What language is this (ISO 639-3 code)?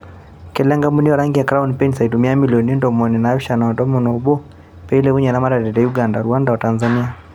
mas